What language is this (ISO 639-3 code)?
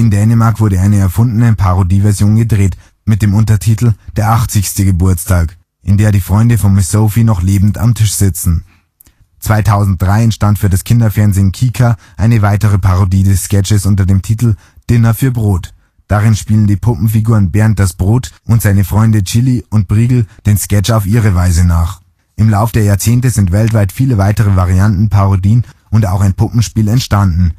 deu